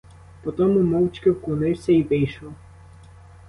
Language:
Ukrainian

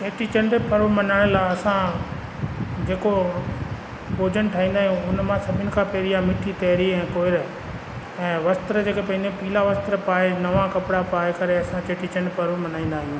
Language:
Sindhi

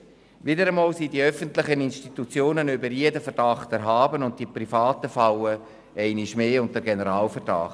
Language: Swiss German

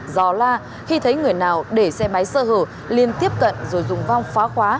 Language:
Vietnamese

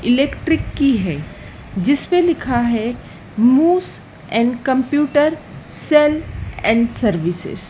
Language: Hindi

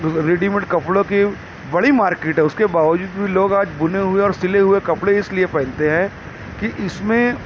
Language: Urdu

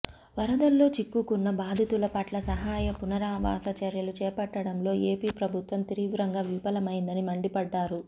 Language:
Telugu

